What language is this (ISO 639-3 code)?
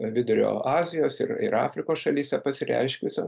lit